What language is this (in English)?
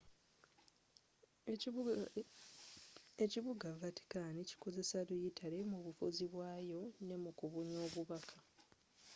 Ganda